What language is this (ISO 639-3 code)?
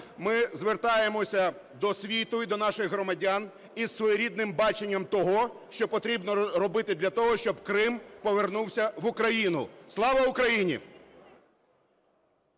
ukr